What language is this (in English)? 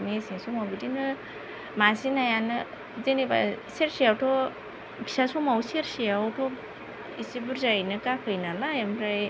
Bodo